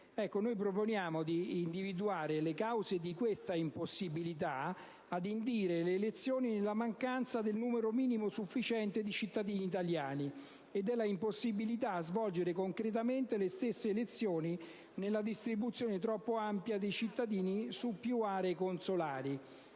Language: Italian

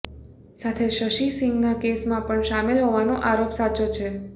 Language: Gujarati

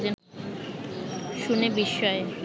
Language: Bangla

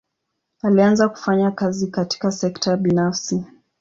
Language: Swahili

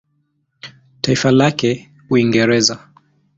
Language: Swahili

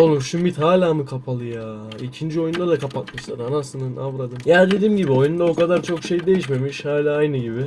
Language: Turkish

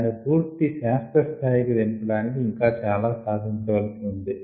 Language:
Telugu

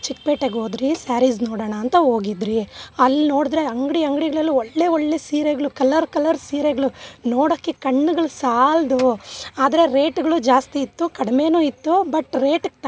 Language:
Kannada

